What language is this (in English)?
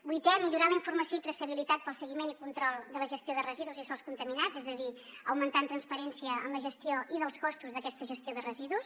Catalan